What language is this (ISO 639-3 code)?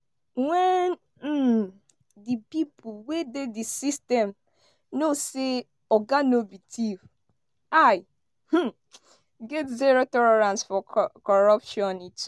pcm